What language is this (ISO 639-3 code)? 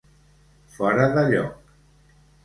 cat